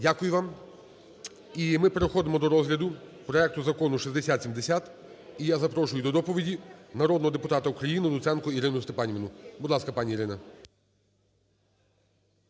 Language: Ukrainian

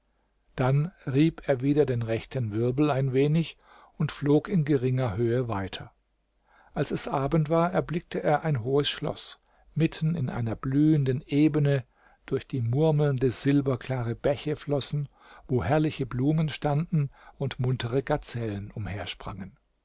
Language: German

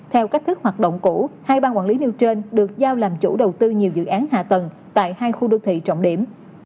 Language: Vietnamese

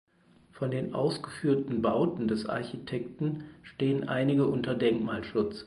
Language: German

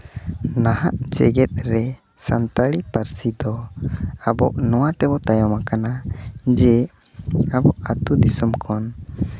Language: Santali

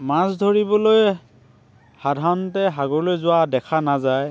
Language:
Assamese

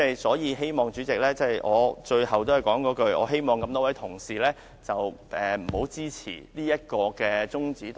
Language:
Cantonese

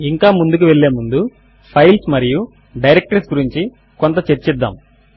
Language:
Telugu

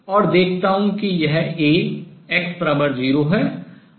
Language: Hindi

